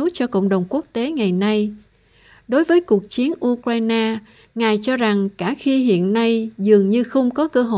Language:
Vietnamese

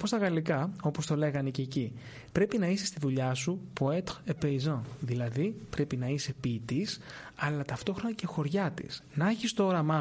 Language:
Greek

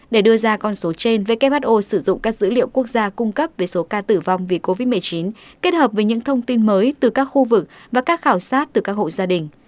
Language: Vietnamese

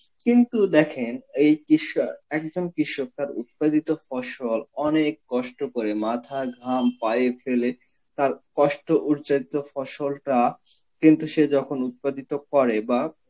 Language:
Bangla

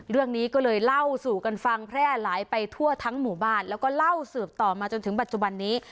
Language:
Thai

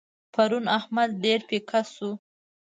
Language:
Pashto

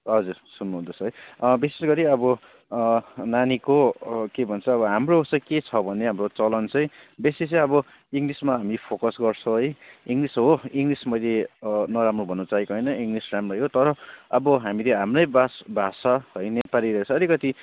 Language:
Nepali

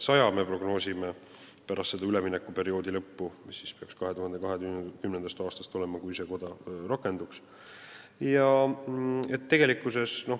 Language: Estonian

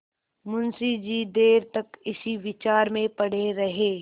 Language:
Hindi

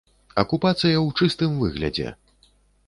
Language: Belarusian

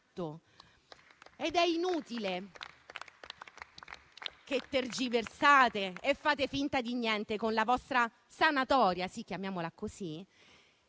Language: Italian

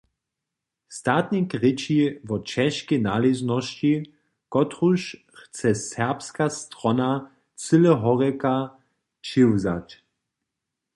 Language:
Upper Sorbian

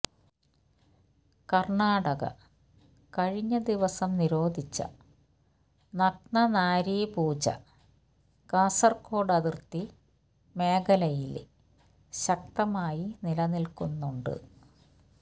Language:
Malayalam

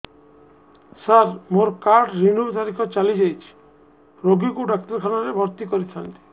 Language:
Odia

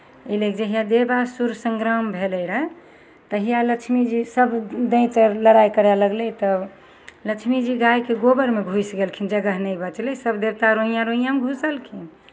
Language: Maithili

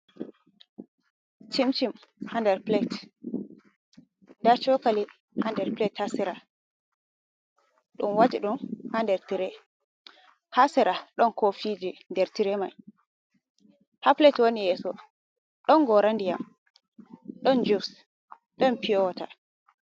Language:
Fula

